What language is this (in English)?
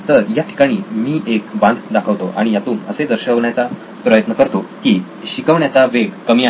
Marathi